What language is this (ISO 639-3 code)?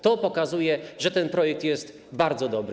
pol